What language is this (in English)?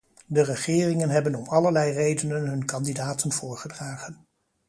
Dutch